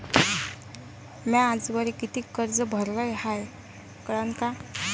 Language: Marathi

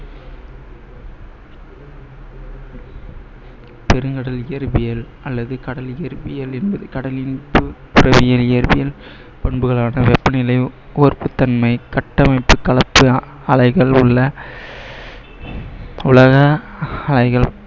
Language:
Tamil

